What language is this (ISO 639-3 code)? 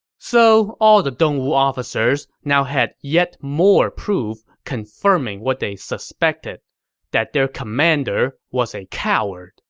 eng